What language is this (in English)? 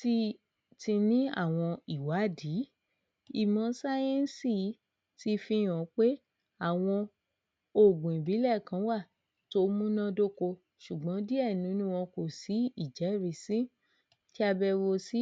Yoruba